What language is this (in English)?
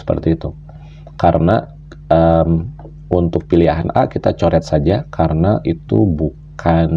Indonesian